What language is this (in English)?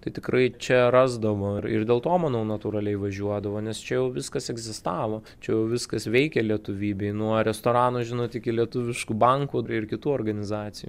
Lithuanian